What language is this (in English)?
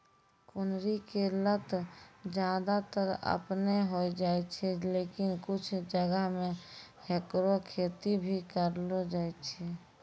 Maithili